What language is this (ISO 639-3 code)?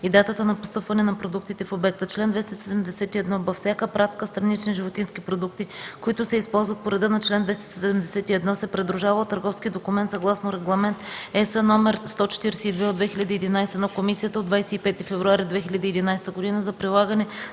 bul